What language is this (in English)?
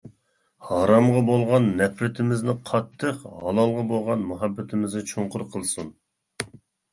Uyghur